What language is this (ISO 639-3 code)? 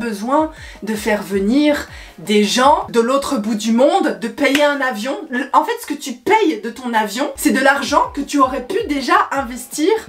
fra